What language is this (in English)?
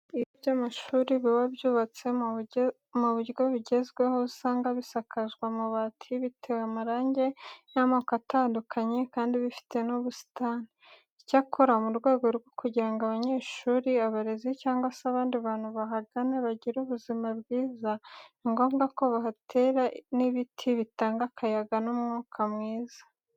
Kinyarwanda